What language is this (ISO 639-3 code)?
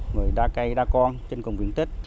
vie